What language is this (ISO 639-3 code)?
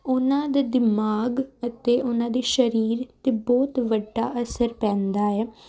pan